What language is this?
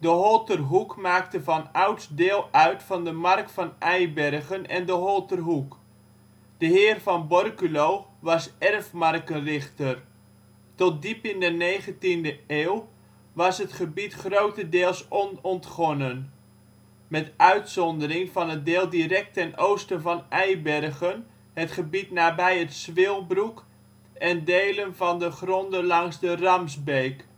Dutch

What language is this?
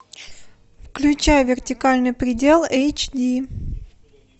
Russian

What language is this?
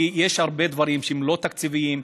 Hebrew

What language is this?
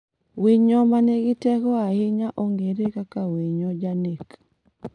Luo (Kenya and Tanzania)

